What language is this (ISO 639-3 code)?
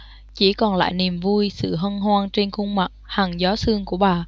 vie